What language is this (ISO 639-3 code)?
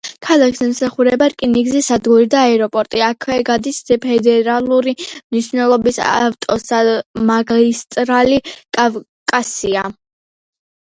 kat